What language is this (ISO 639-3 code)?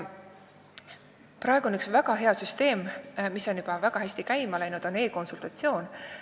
est